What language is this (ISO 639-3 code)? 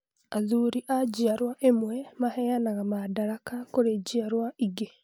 kik